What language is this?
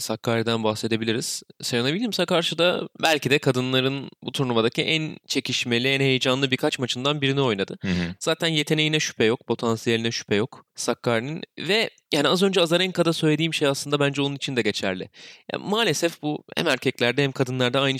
Turkish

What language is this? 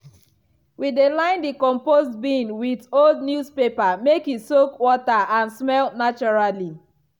Nigerian Pidgin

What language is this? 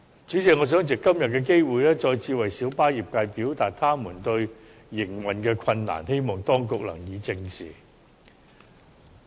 Cantonese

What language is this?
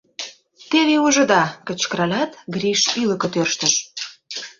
Mari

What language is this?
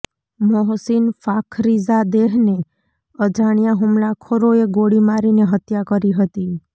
Gujarati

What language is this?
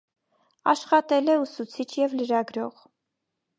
Armenian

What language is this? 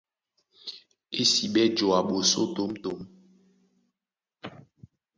Duala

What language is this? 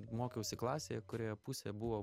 Lithuanian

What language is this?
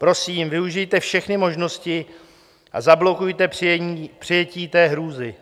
Czech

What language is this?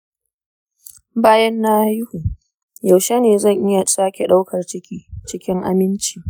Hausa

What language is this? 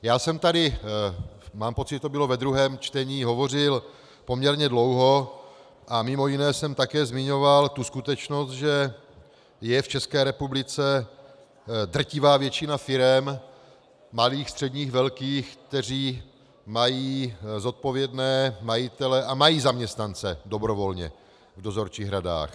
Czech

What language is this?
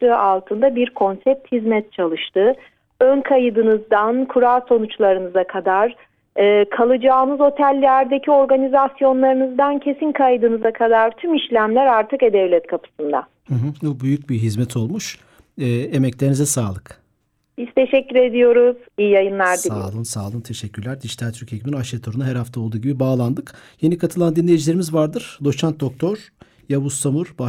Turkish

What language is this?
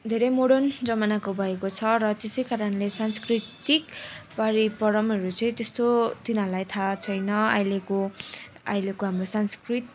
Nepali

